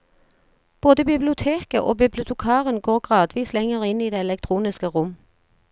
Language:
Norwegian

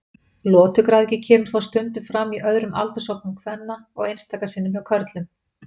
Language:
Icelandic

